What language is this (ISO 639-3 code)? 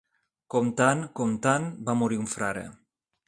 cat